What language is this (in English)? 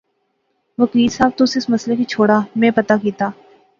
Pahari-Potwari